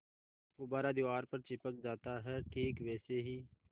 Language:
Hindi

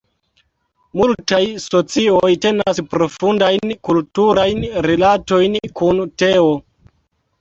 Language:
Esperanto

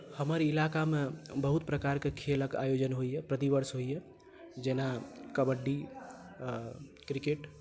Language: Maithili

